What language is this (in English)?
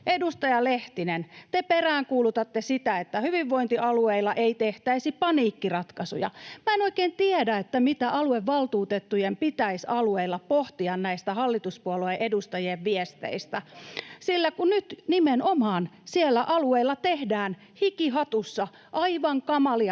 Finnish